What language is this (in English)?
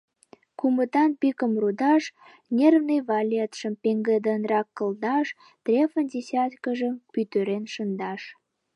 Mari